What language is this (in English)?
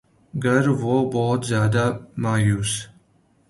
Urdu